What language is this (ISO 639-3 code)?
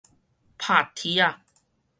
nan